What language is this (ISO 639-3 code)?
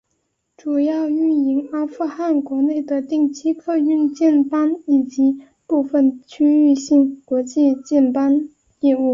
zho